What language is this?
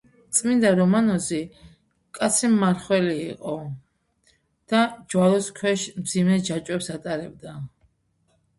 Georgian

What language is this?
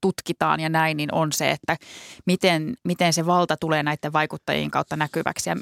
Finnish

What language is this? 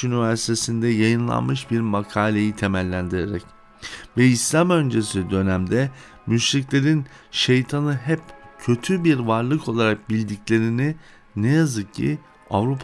Turkish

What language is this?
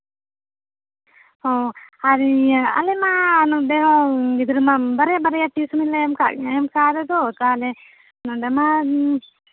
Santali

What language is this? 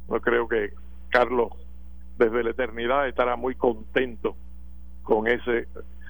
Spanish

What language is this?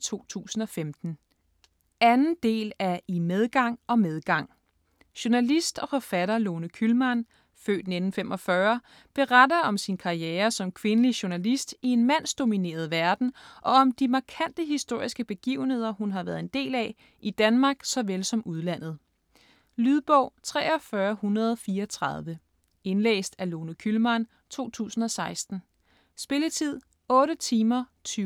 Danish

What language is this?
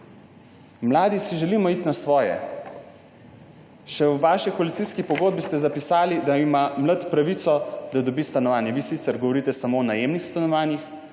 Slovenian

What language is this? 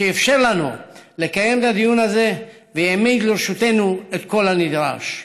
Hebrew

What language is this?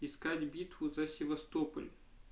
Russian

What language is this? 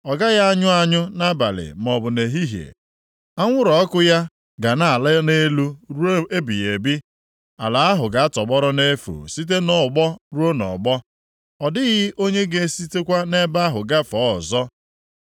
Igbo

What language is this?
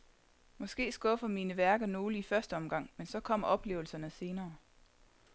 Danish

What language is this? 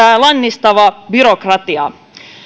Finnish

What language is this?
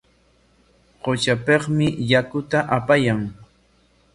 Corongo Ancash Quechua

